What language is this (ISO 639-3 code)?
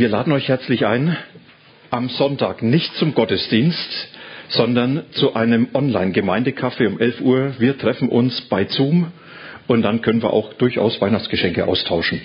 deu